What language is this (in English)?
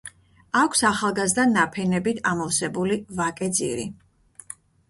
Georgian